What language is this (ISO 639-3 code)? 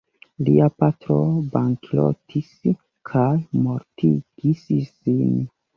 epo